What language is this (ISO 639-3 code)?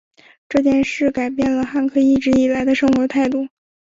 zho